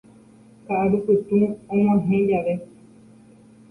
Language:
Guarani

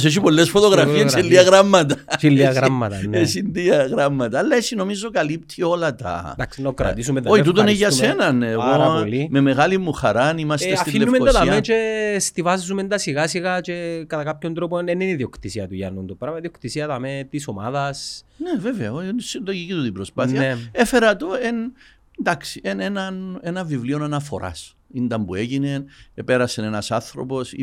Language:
Greek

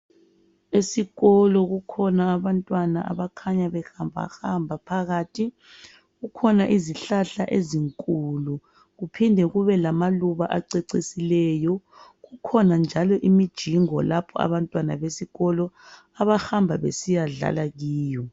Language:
North Ndebele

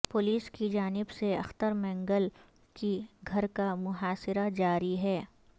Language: Urdu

